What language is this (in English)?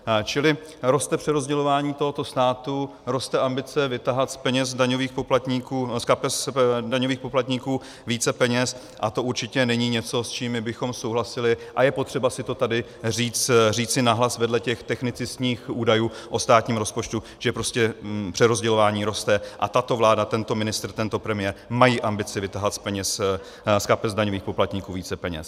Czech